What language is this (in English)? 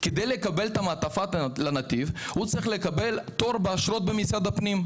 Hebrew